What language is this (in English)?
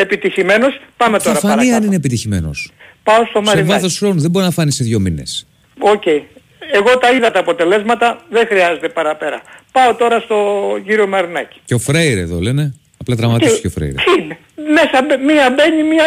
Greek